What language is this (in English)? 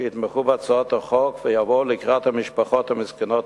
Hebrew